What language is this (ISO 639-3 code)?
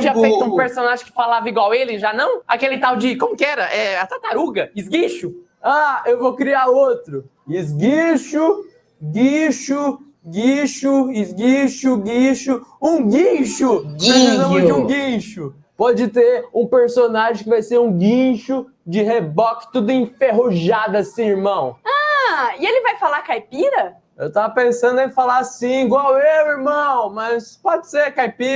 por